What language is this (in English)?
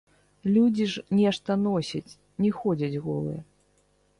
Belarusian